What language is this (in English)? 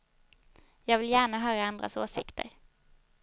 Swedish